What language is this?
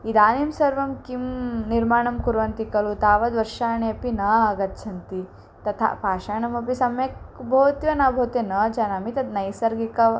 Sanskrit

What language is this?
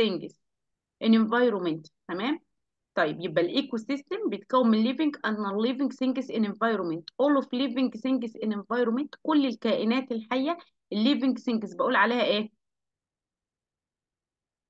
Arabic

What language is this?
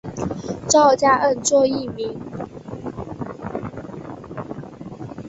Chinese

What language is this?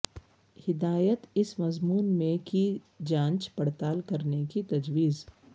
Urdu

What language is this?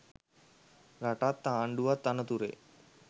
Sinhala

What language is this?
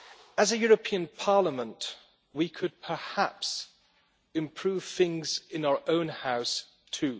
English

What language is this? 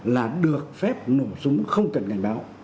Vietnamese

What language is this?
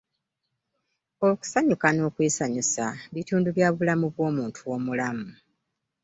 Ganda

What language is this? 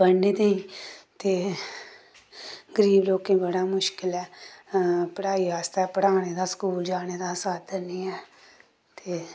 Dogri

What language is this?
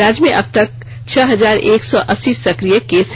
Hindi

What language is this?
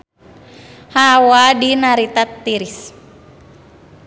Sundanese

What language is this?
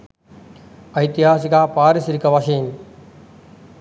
Sinhala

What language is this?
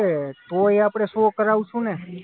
Gujarati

